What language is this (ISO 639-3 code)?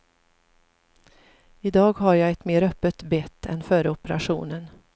swe